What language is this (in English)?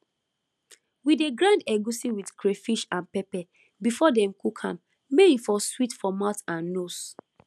Nigerian Pidgin